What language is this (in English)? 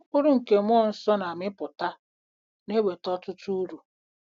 Igbo